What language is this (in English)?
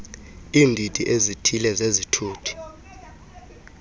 Xhosa